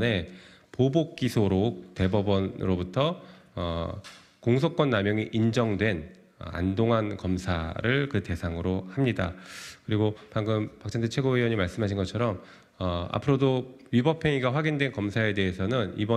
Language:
Korean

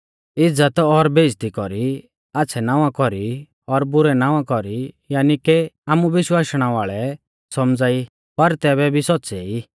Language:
Mahasu Pahari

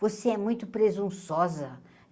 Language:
Portuguese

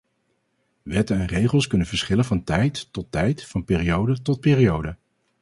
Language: Dutch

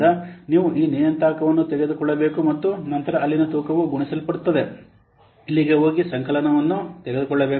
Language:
Kannada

